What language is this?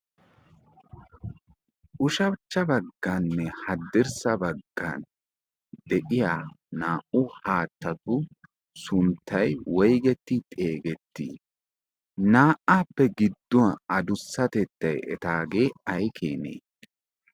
Wolaytta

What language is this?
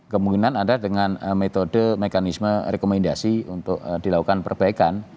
Indonesian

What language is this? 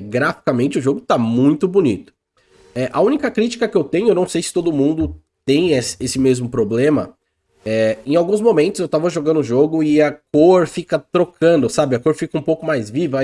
Portuguese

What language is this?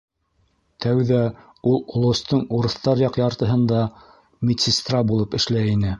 Bashkir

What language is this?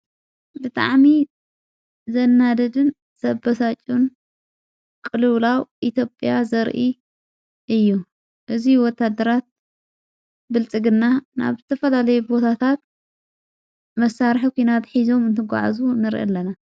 Tigrinya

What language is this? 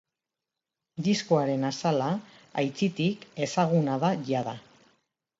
Basque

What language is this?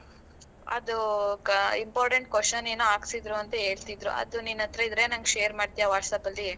Kannada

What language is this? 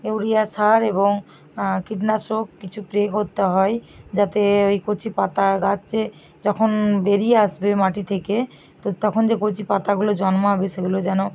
Bangla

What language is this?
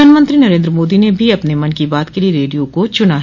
Hindi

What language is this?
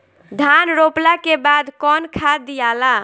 Bhojpuri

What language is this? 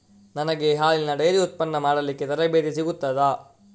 Kannada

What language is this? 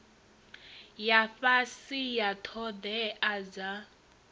Venda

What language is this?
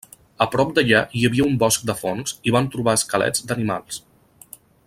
Catalan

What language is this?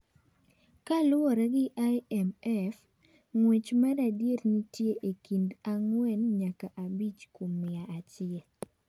Luo (Kenya and Tanzania)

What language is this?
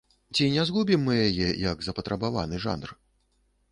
Belarusian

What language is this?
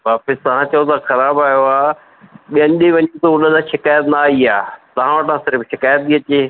Sindhi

